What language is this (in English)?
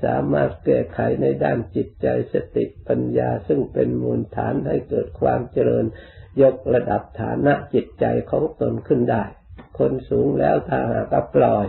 Thai